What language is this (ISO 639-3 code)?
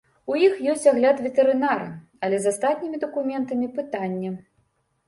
bel